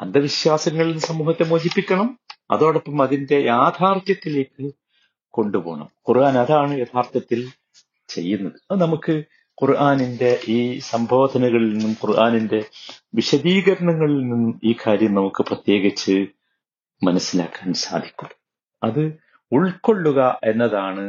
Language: Malayalam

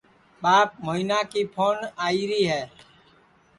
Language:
Sansi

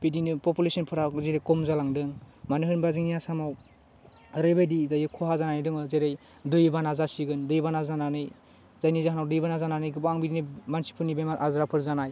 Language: Bodo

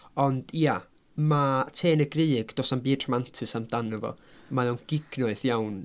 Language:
Welsh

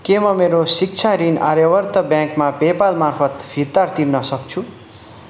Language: Nepali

